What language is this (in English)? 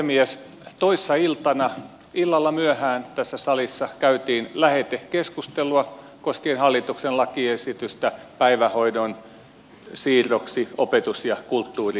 Finnish